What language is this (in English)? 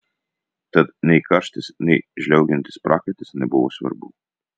Lithuanian